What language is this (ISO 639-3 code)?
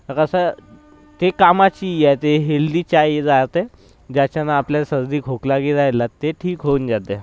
mar